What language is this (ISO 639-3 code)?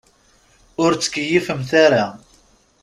kab